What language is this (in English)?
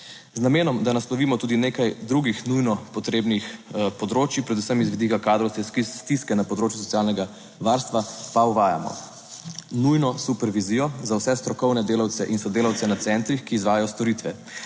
Slovenian